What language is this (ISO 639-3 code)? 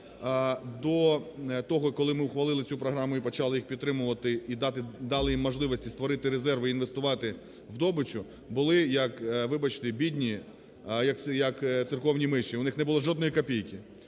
ukr